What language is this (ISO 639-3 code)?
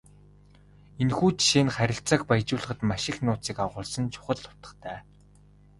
mon